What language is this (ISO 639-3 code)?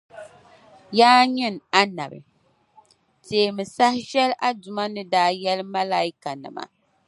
dag